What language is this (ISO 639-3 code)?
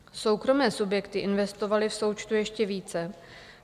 ces